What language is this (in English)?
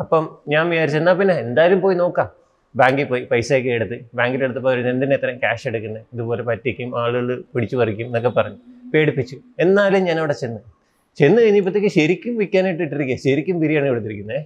Malayalam